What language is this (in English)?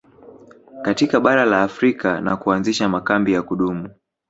Swahili